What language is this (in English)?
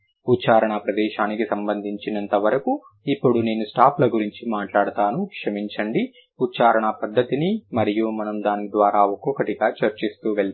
Telugu